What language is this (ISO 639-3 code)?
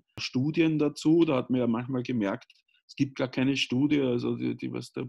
deu